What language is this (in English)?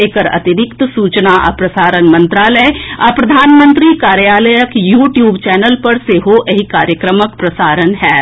Maithili